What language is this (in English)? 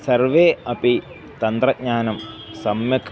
Sanskrit